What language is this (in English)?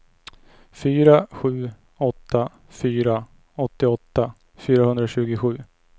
Swedish